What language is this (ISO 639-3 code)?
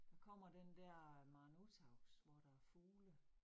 dan